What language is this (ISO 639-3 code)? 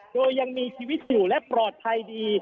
tha